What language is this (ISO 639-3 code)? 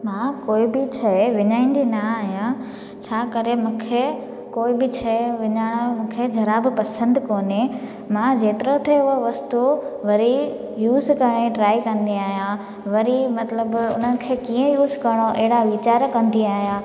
snd